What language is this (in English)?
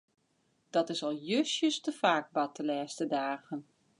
Western Frisian